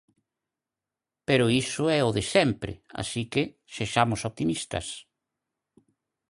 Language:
Galician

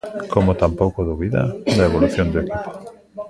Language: Galician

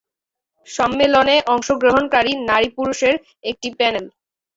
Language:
Bangla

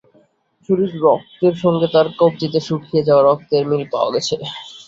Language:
Bangla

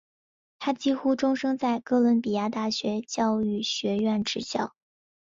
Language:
Chinese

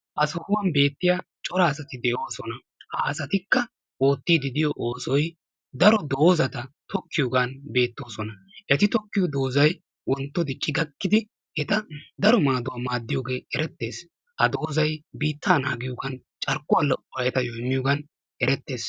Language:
Wolaytta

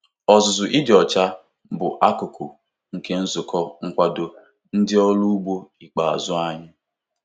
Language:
Igbo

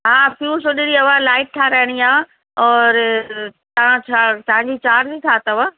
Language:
Sindhi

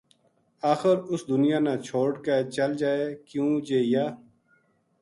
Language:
Gujari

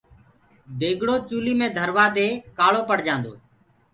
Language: Gurgula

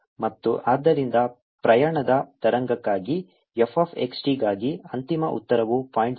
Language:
Kannada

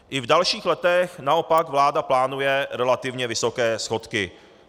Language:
Czech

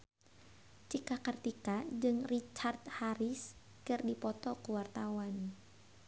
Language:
Sundanese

